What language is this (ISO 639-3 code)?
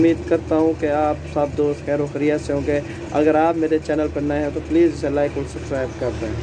hin